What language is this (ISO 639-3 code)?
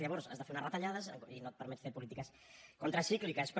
cat